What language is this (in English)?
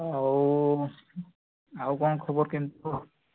Odia